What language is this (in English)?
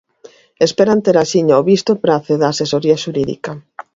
Galician